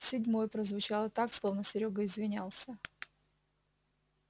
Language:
Russian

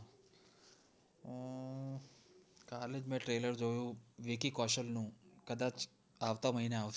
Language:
Gujarati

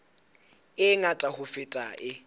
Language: Southern Sotho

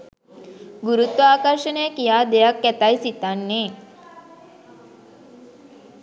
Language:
Sinhala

